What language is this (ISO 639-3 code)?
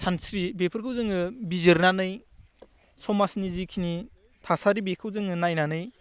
brx